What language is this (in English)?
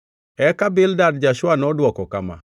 Luo (Kenya and Tanzania)